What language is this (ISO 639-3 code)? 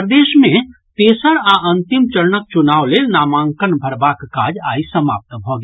mai